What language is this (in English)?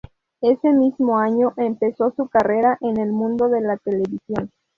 Spanish